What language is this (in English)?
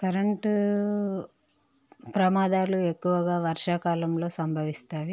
Telugu